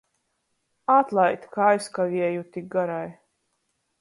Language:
Latgalian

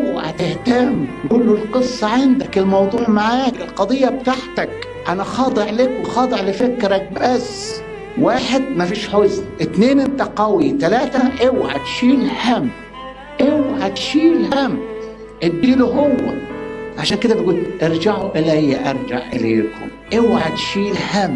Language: Arabic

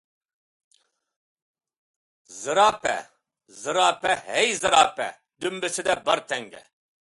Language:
Uyghur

